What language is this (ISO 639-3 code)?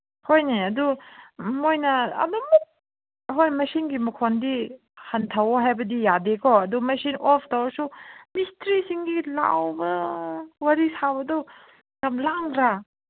mni